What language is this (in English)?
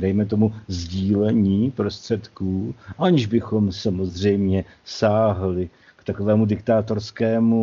Czech